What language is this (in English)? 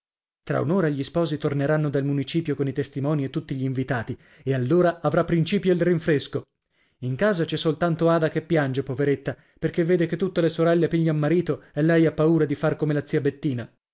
Italian